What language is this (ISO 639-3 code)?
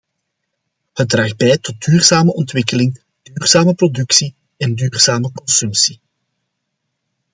nld